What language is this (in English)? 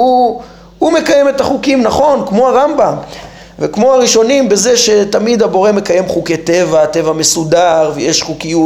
Hebrew